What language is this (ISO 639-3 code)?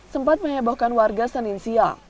ind